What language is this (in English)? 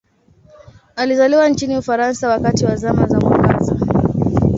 Swahili